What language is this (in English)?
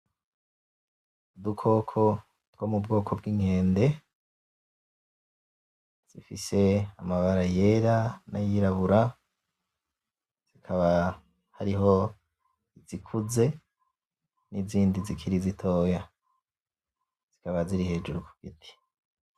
Rundi